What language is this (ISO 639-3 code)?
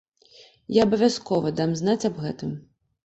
bel